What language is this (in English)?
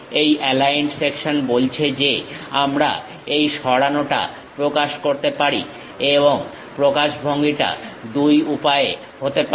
Bangla